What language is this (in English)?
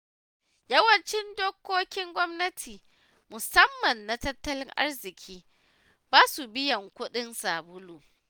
Hausa